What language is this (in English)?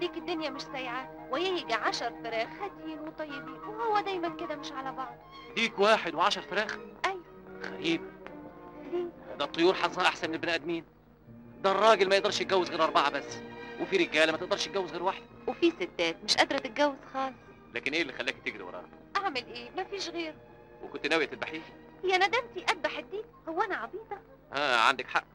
Arabic